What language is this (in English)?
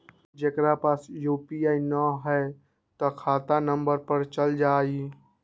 Magahi